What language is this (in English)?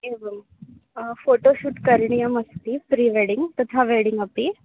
Sanskrit